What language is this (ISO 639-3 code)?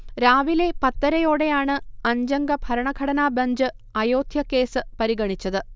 mal